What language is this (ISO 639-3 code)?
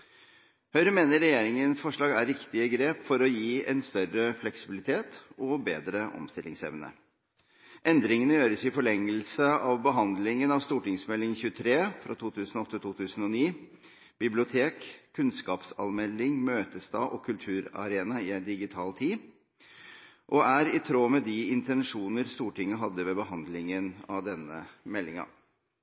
nob